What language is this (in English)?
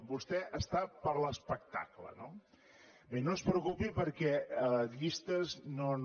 Catalan